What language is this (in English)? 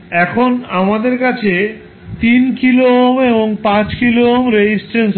Bangla